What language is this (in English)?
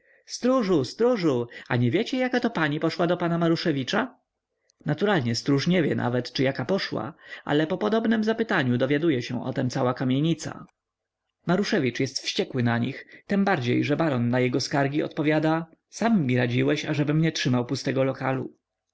Polish